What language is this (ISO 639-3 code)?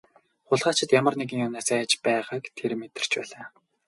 mon